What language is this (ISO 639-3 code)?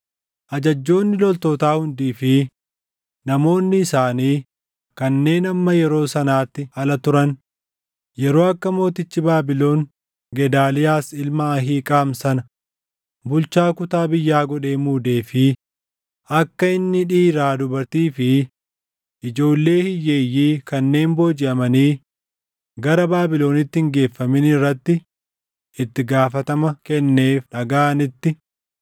orm